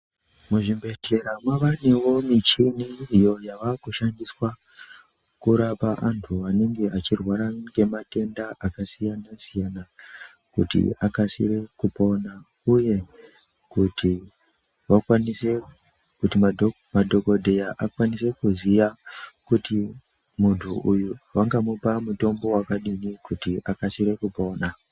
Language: Ndau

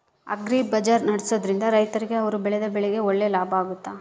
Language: Kannada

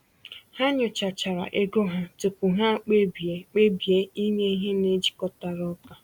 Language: Igbo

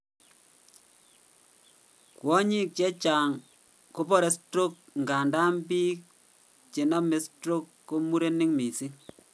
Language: Kalenjin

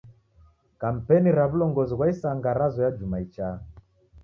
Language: Taita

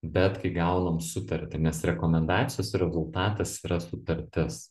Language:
Lithuanian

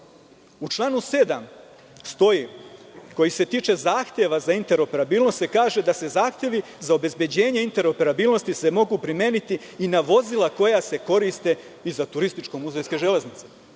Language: Serbian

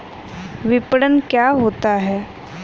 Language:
Hindi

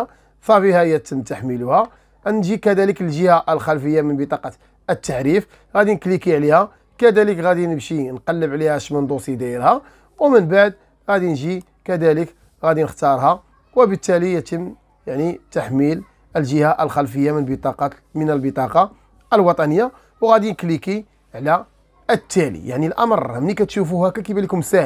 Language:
Arabic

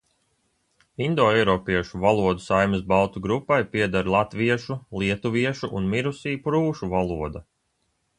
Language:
Latvian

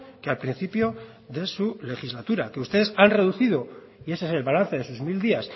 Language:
Spanish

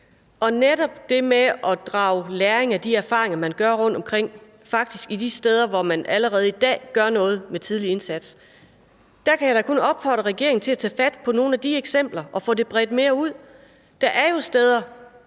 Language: Danish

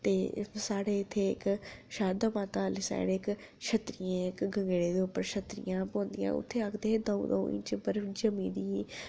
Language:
Dogri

